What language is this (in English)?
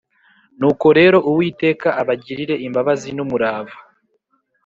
Kinyarwanda